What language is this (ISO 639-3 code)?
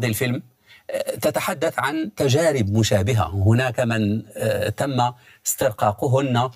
ara